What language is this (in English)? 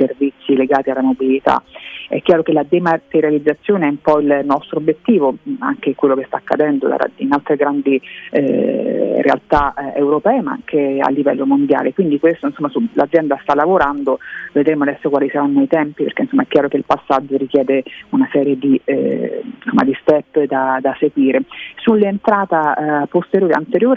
Italian